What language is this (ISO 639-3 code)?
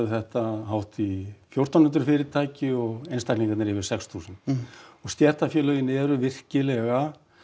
isl